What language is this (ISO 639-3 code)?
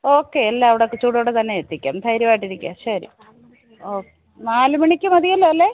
mal